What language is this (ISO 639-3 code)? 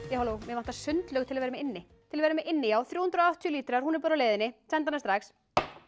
isl